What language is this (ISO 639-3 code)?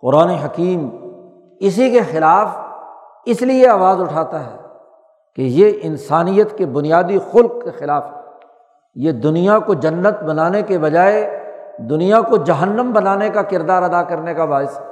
urd